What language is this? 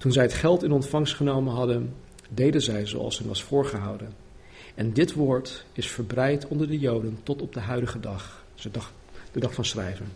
Dutch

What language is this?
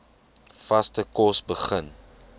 Afrikaans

